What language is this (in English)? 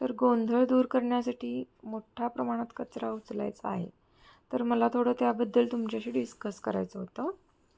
Marathi